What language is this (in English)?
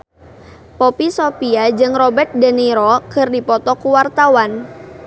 Sundanese